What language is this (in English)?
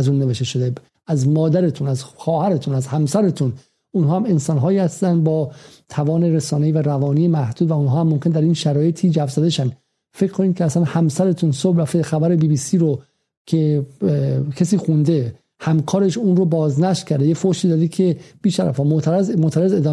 Persian